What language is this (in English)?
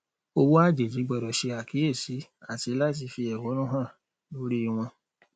Yoruba